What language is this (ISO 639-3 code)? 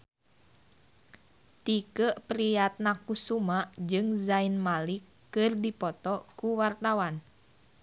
sun